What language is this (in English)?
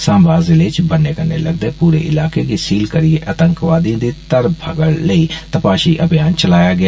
Dogri